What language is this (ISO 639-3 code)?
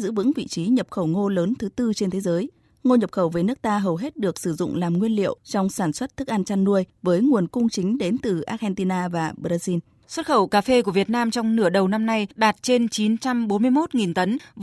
vie